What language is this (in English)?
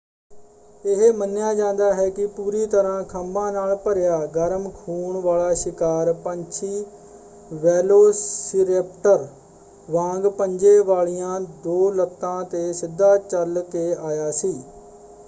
Punjabi